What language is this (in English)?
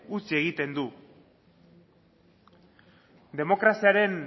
Basque